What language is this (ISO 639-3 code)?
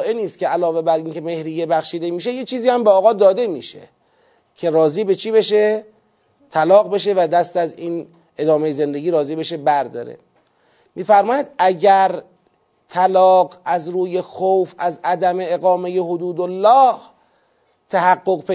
fas